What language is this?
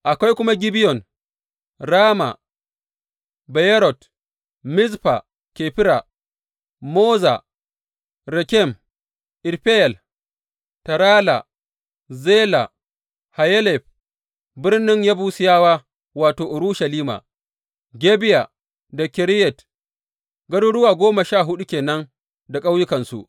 Hausa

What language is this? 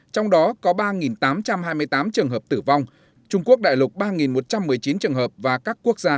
Vietnamese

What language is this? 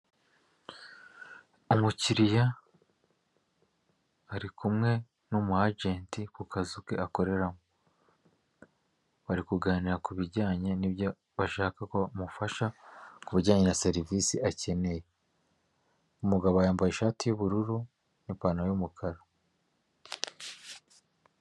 Kinyarwanda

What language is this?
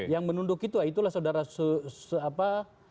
Indonesian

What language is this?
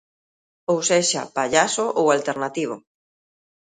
Galician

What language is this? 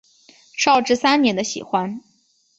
Chinese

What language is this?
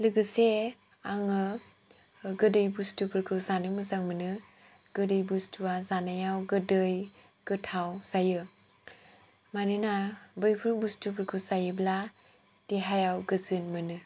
Bodo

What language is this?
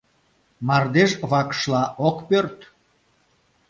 Mari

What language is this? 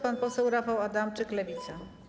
Polish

